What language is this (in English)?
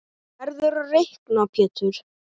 Icelandic